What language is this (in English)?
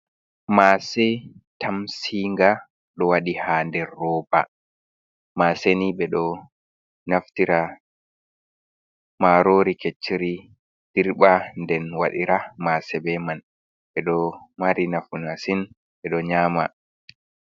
Fula